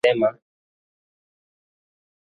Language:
Swahili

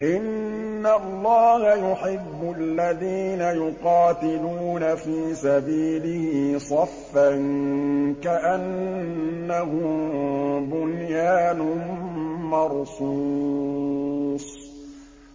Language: Arabic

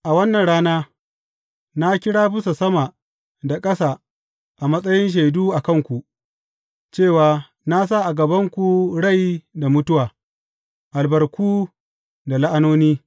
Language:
Hausa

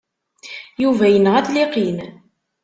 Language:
Kabyle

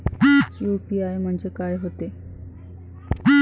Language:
Marathi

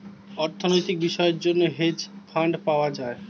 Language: Bangla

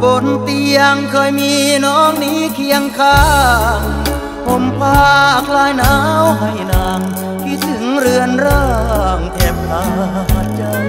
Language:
Thai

